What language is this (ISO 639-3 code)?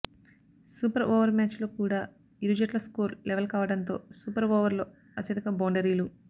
tel